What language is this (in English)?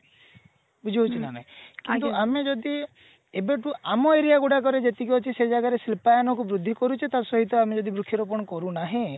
Odia